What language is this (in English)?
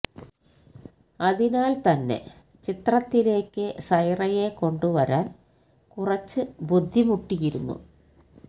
Malayalam